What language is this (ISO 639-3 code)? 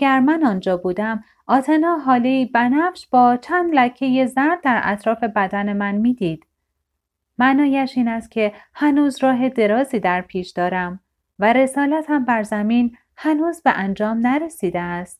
fas